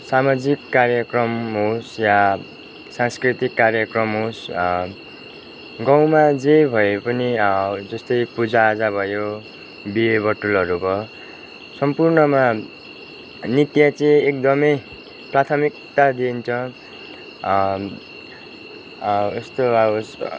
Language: Nepali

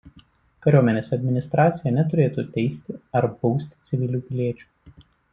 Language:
Lithuanian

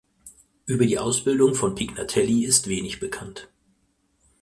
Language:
German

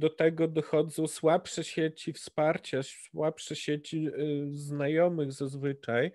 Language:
Polish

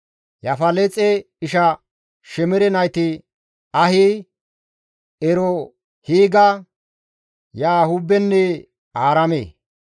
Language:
Gamo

